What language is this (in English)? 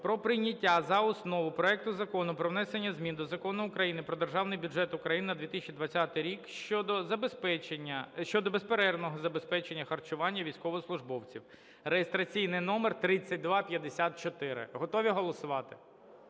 Ukrainian